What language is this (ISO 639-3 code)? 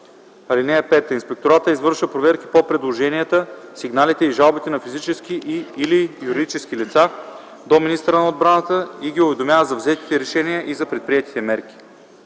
bul